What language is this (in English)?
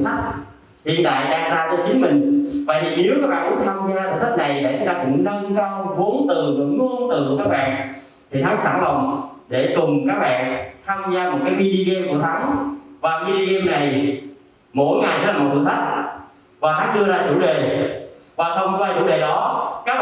Vietnamese